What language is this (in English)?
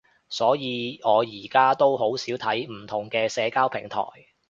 Cantonese